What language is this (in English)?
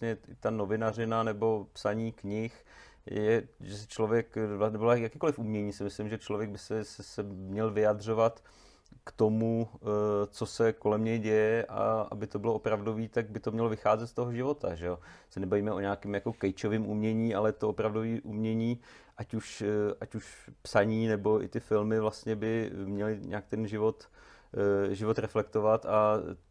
Czech